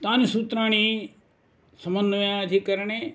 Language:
Sanskrit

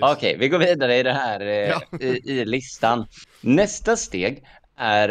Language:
Swedish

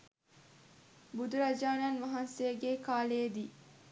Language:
Sinhala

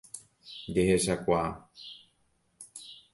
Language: Guarani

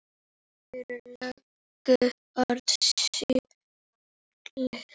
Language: Icelandic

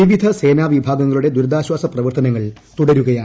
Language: Malayalam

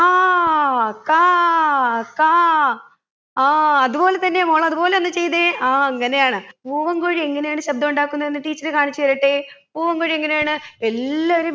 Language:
Malayalam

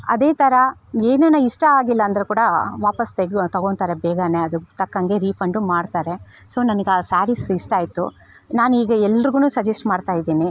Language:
Kannada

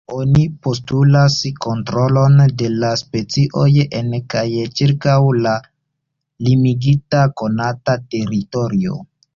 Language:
Esperanto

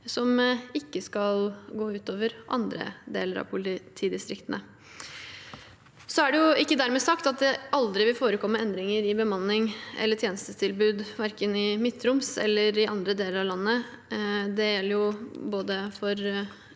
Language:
Norwegian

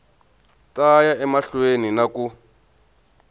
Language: Tsonga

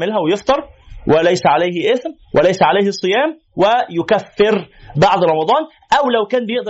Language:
Arabic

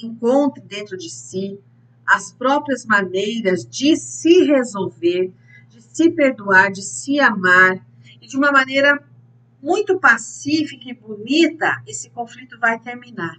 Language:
Portuguese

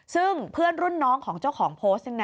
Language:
Thai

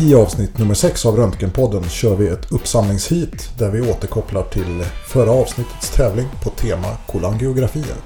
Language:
Swedish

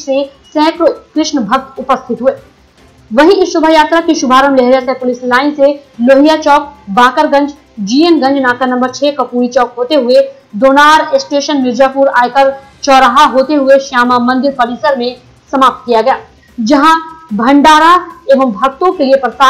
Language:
Hindi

